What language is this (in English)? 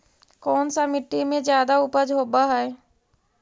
Magahi